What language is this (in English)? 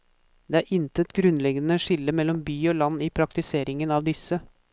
Norwegian